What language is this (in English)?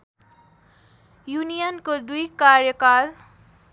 Nepali